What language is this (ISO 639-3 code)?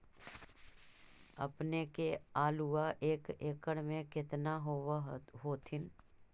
mag